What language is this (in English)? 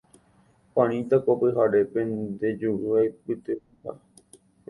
Guarani